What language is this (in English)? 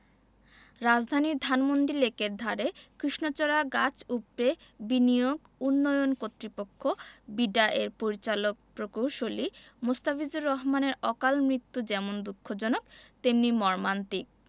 Bangla